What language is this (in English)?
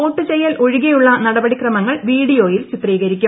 Malayalam